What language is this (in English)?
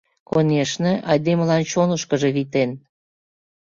Mari